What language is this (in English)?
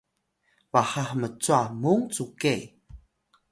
Atayal